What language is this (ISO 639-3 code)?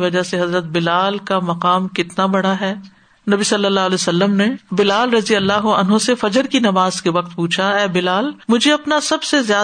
urd